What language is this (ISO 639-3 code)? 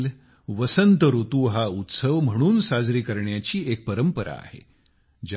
mar